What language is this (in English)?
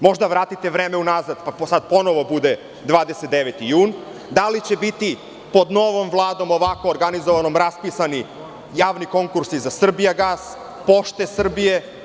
Serbian